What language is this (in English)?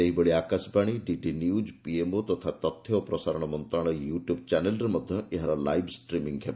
Odia